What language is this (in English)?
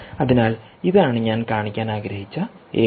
Malayalam